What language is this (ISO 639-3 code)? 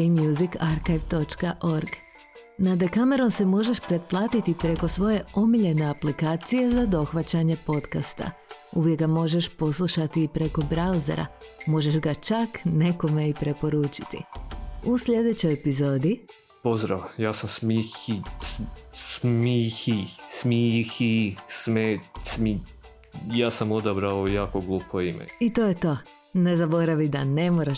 hrv